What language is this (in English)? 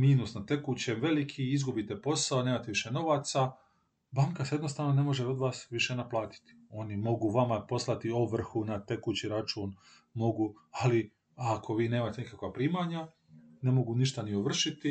Croatian